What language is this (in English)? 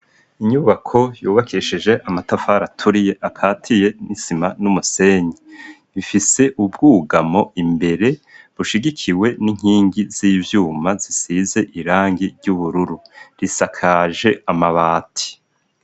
Rundi